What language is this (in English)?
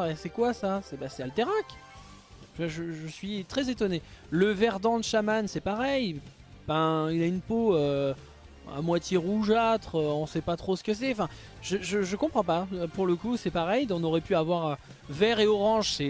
French